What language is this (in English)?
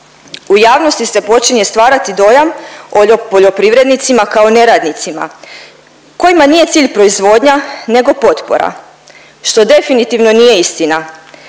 Croatian